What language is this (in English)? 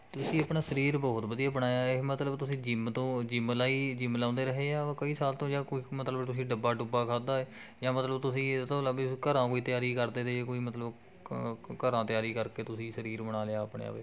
Punjabi